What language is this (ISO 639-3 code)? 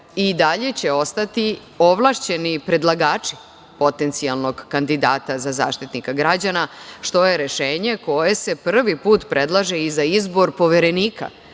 srp